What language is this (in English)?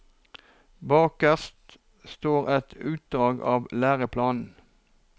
Norwegian